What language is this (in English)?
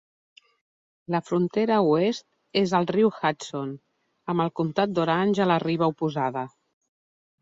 Catalan